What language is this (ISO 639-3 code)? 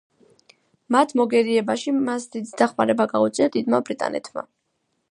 kat